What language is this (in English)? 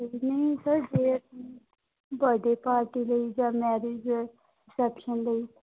Punjabi